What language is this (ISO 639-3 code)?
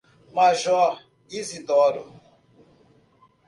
por